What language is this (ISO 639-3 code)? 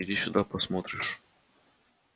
rus